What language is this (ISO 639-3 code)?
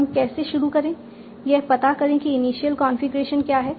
hin